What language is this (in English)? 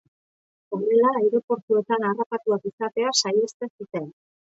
Basque